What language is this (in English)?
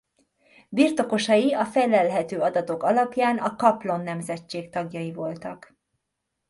Hungarian